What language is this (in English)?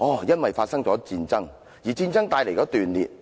Cantonese